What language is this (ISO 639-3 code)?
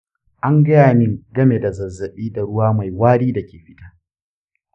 hau